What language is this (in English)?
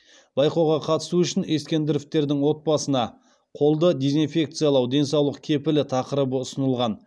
Kazakh